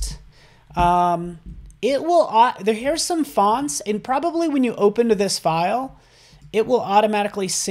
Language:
English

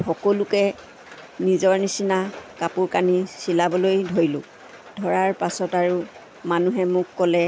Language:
Assamese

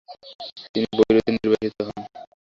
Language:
Bangla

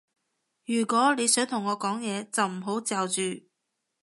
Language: Cantonese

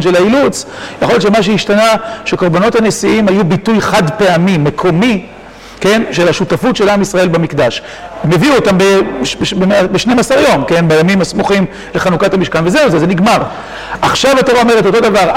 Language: Hebrew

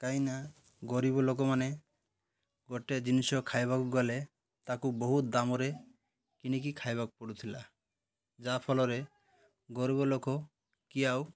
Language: Odia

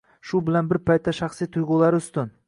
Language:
Uzbek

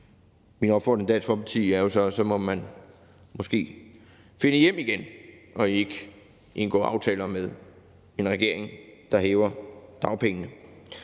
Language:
Danish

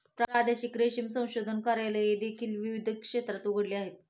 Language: Marathi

